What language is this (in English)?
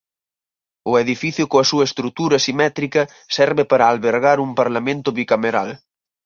Galician